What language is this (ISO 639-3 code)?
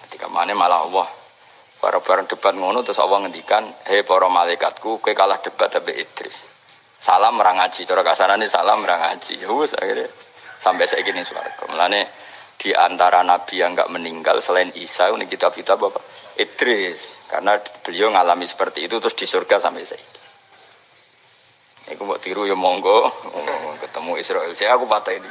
ind